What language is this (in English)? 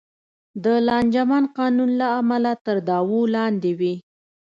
Pashto